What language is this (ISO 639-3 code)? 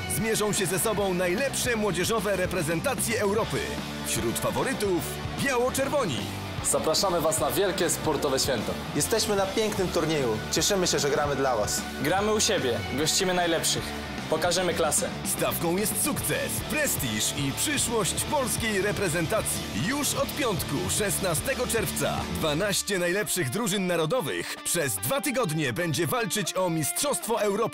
pol